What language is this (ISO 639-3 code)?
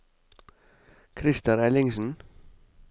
nor